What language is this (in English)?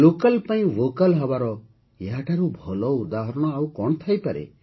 Odia